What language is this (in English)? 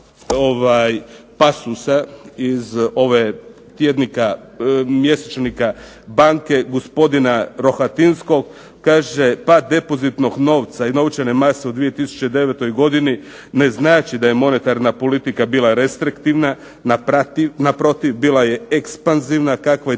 Croatian